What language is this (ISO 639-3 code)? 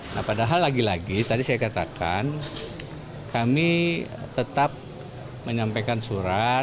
ind